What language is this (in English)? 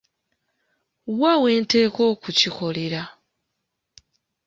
Ganda